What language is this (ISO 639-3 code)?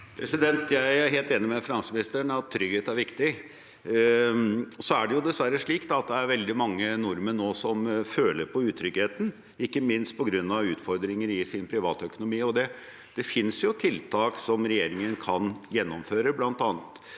nor